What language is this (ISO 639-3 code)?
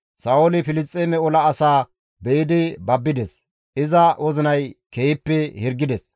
gmv